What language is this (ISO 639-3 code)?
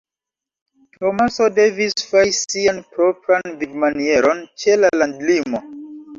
epo